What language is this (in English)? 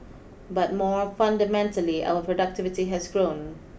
English